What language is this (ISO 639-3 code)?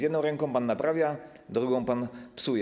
pol